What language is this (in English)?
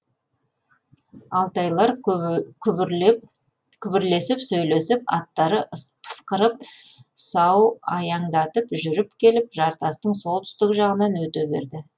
Kazakh